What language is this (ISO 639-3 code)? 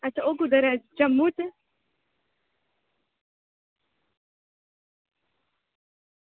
doi